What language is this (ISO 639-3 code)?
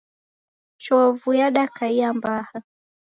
dav